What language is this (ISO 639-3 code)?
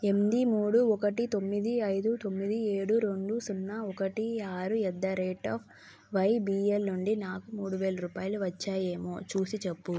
tel